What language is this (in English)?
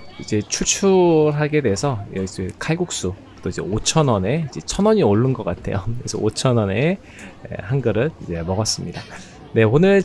Korean